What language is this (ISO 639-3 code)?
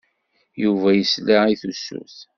kab